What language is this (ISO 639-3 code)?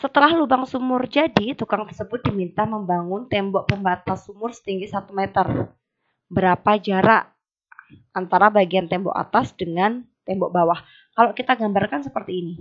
ind